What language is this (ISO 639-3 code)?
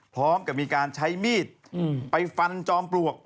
tha